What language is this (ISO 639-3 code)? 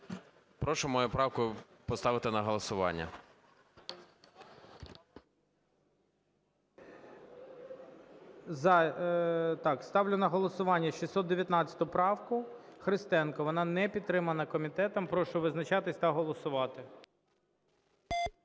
ukr